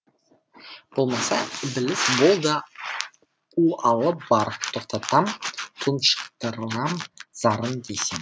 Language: Kazakh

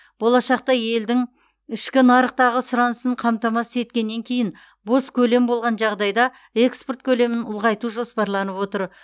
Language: Kazakh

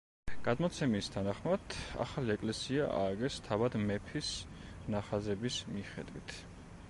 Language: Georgian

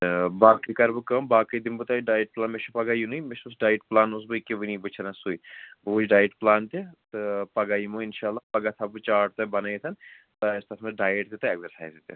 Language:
Kashmiri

